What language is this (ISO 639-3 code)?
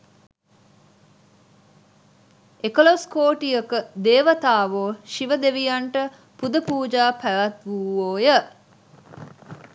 sin